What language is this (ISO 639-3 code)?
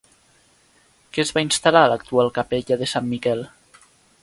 cat